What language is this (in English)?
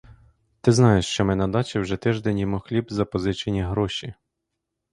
Ukrainian